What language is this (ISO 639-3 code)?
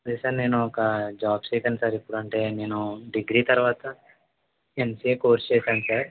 tel